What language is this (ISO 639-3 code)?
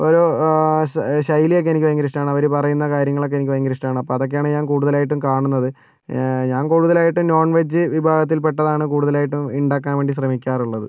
mal